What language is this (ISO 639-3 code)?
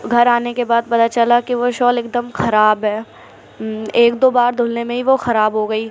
urd